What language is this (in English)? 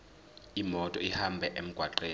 Zulu